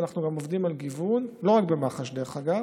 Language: Hebrew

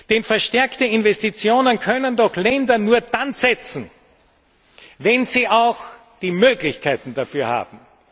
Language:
German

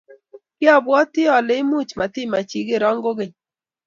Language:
Kalenjin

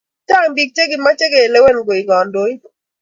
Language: Kalenjin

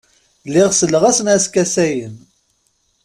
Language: Kabyle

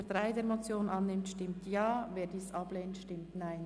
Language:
Swiss German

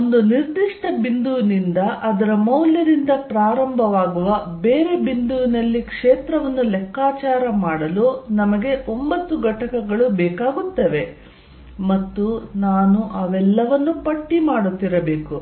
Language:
Kannada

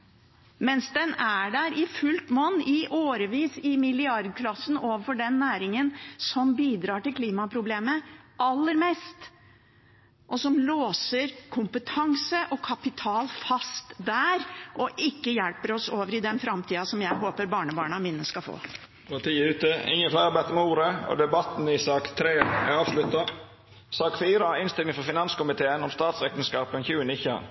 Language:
Norwegian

